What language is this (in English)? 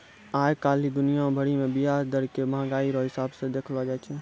Maithili